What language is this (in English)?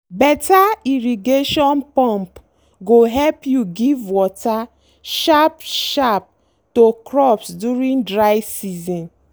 Nigerian Pidgin